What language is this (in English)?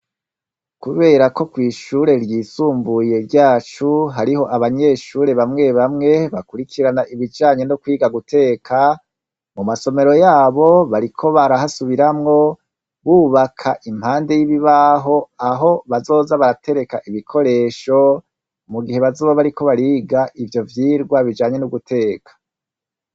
Rundi